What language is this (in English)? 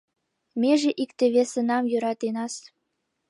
Mari